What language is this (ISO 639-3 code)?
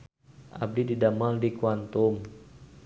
sun